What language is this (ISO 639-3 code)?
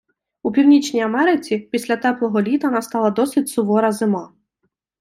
ukr